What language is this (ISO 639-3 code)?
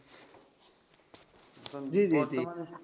ben